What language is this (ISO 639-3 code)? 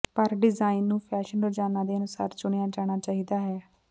pan